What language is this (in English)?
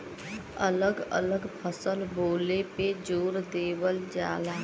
Bhojpuri